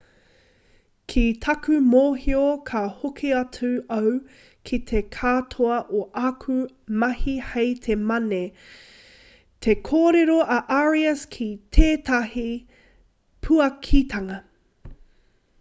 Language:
Māori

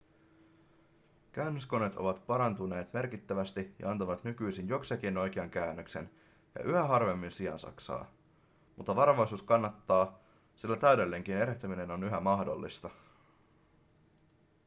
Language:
Finnish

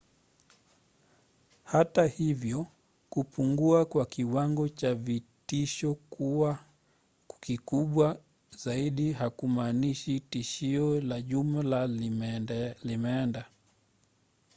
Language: Swahili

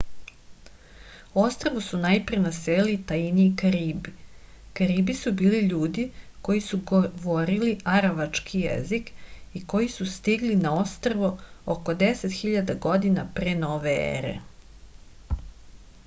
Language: Serbian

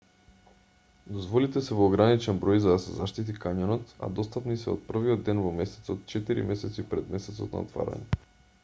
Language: Macedonian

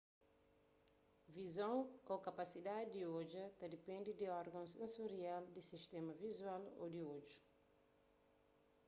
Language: Kabuverdianu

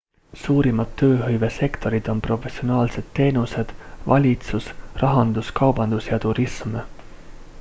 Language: Estonian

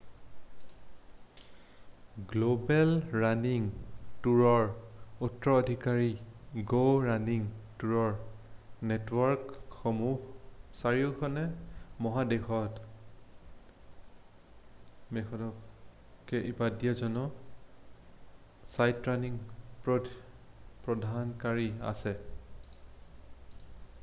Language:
Assamese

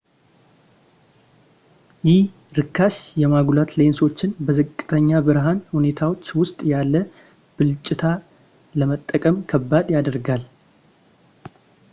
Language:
Amharic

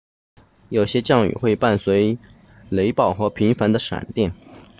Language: Chinese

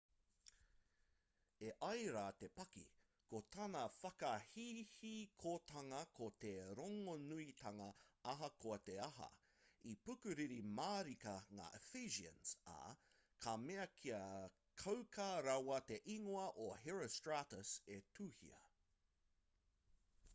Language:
Māori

